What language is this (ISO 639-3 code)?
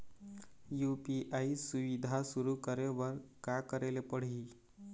hne